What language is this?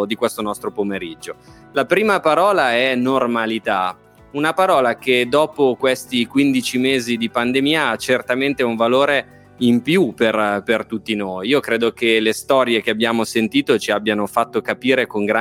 Italian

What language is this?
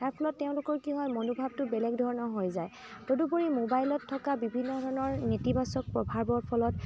Assamese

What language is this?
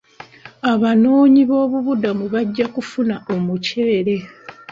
Ganda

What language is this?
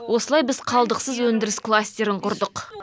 Kazakh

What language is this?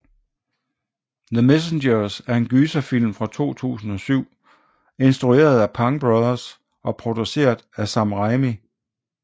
Danish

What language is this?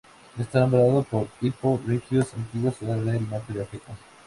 Spanish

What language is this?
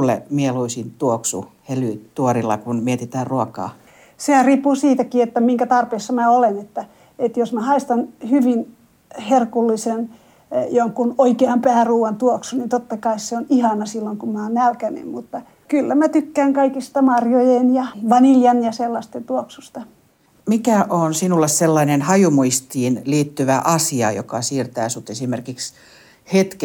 Finnish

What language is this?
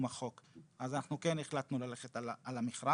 Hebrew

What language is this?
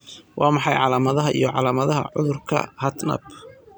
Somali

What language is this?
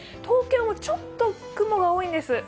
Japanese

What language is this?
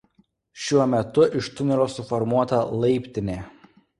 Lithuanian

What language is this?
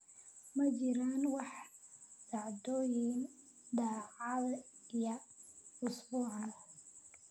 Somali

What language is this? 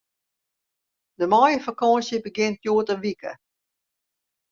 Western Frisian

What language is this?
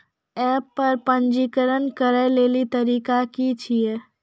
Maithili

